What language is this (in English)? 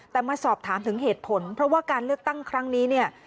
Thai